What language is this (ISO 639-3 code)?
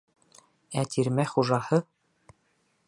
bak